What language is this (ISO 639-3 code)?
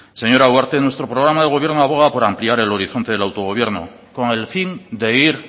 spa